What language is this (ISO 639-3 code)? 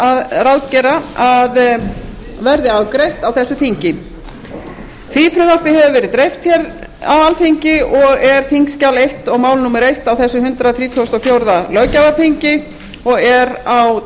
isl